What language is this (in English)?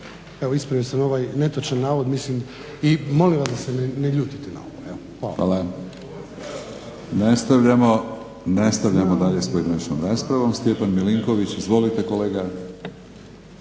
Croatian